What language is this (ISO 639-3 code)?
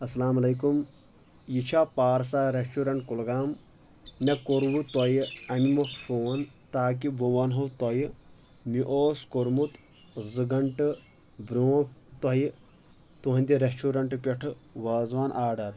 kas